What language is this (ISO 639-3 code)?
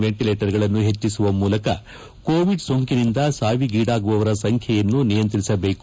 kan